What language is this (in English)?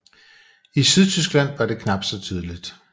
Danish